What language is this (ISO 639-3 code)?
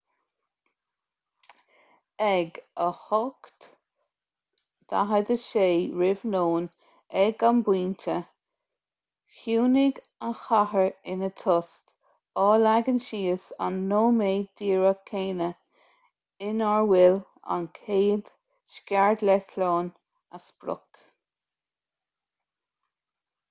gle